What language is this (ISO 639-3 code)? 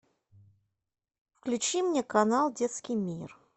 rus